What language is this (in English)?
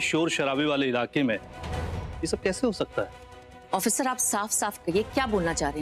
Hindi